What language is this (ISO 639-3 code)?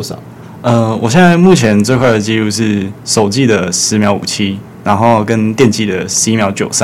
zho